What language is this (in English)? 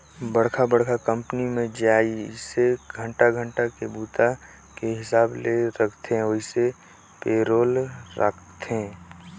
Chhattisgarhi